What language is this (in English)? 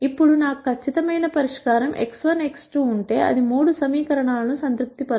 Telugu